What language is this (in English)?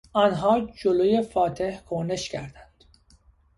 Persian